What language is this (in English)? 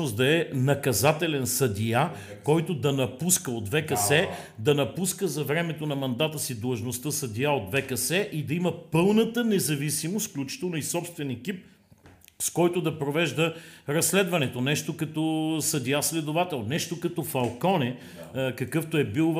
Bulgarian